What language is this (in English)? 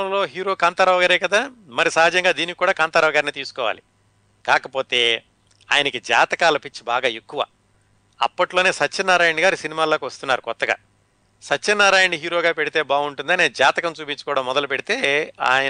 Telugu